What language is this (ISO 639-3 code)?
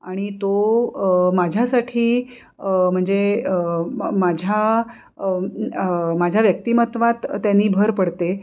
mar